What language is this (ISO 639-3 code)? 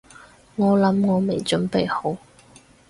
yue